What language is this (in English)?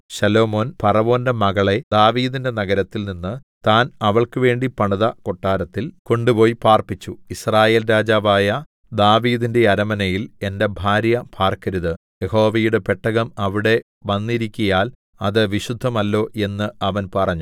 Malayalam